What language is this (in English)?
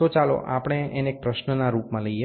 Gujarati